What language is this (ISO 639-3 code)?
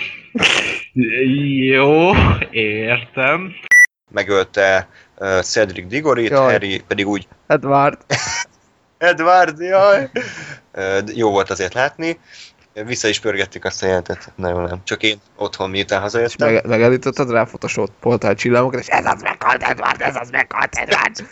hun